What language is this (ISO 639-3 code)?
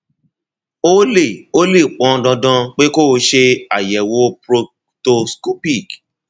yor